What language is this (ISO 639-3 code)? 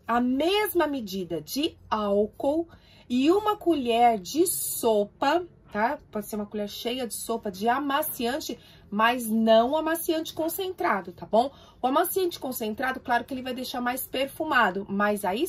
por